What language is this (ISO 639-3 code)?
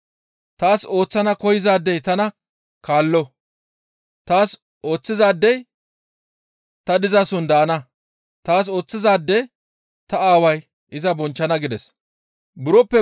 gmv